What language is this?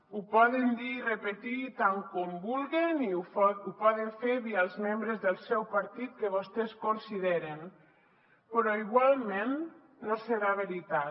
Catalan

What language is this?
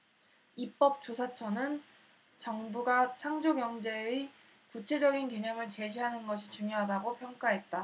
Korean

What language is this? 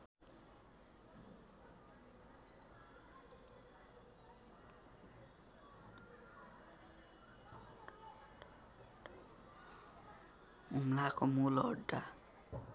Nepali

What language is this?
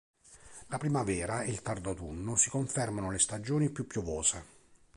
Italian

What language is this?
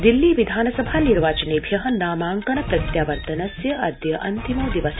Sanskrit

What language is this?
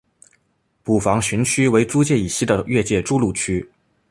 Chinese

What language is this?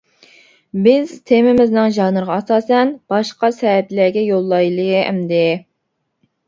Uyghur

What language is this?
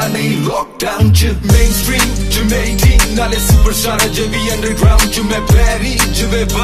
Romanian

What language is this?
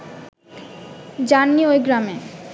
Bangla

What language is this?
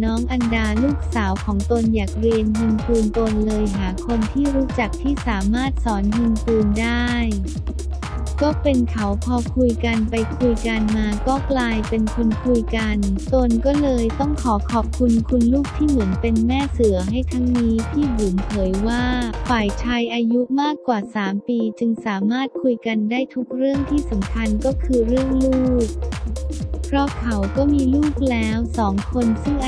Thai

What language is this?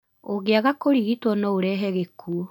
Kikuyu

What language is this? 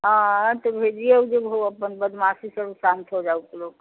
Maithili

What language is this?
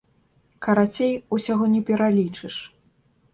Belarusian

